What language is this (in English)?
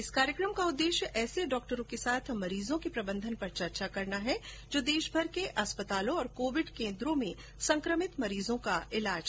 Hindi